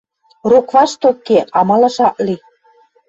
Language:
Western Mari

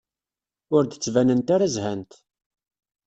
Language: Kabyle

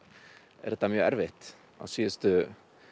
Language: Icelandic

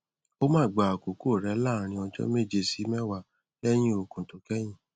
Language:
Yoruba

